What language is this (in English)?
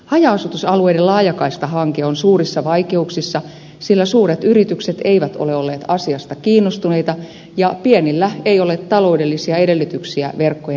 Finnish